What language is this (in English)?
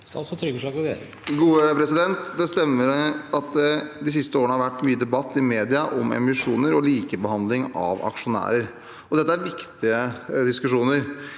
Norwegian